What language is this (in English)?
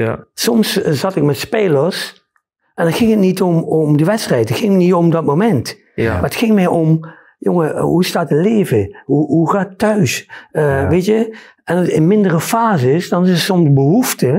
Dutch